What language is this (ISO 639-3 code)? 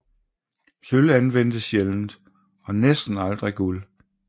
dan